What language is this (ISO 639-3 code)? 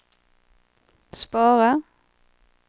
swe